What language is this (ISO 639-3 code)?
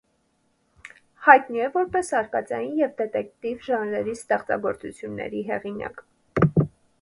hye